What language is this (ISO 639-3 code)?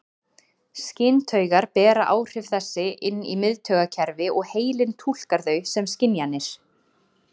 isl